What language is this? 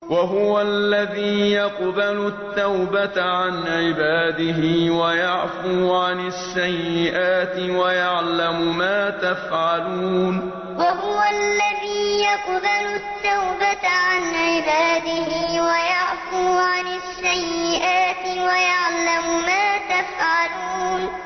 Arabic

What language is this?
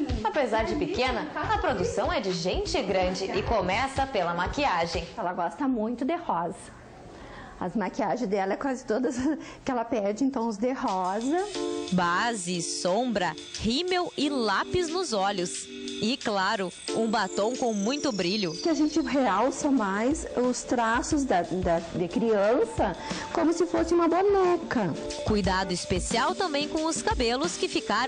Portuguese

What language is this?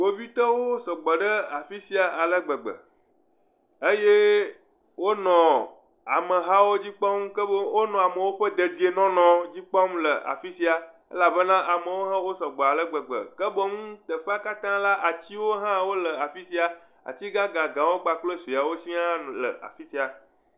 Ewe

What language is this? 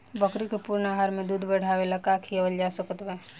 Bhojpuri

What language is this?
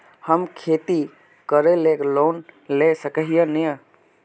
Magahi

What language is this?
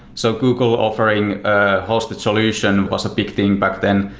English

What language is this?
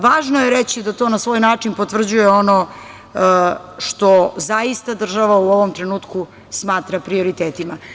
Serbian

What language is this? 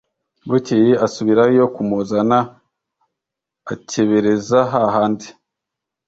Kinyarwanda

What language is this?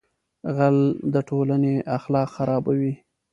Pashto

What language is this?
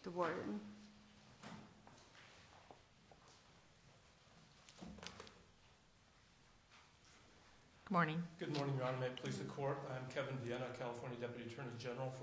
English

